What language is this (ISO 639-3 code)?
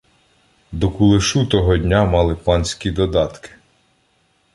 ukr